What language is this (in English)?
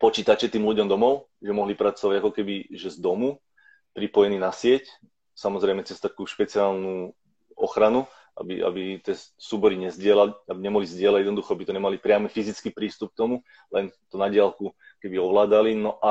Slovak